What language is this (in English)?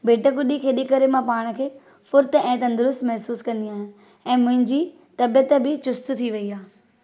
Sindhi